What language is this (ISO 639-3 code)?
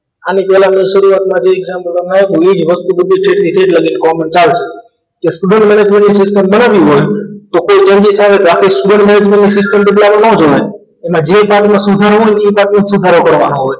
guj